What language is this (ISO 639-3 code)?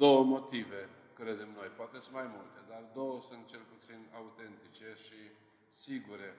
ron